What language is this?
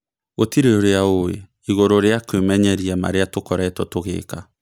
Kikuyu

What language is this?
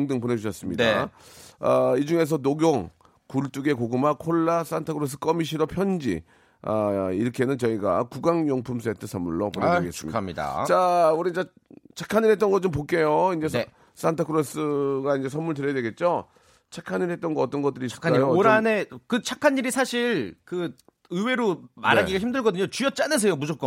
Korean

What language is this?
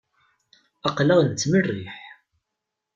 Kabyle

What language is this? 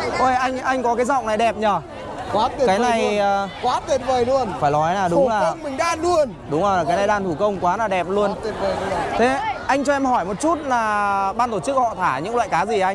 Vietnamese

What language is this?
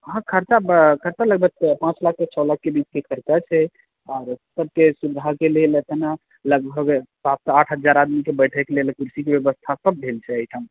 Maithili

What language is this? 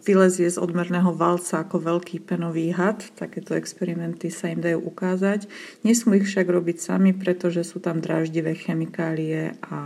Slovak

